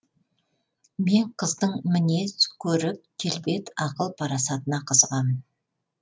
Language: Kazakh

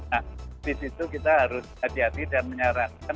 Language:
Indonesian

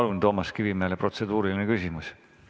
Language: Estonian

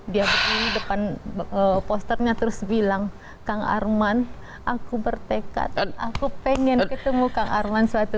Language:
Indonesian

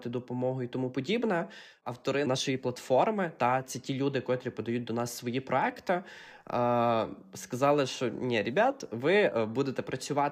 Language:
Ukrainian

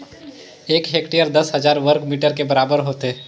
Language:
Chhattisgarhi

